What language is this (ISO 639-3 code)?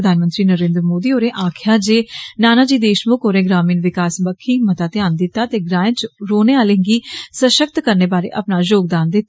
doi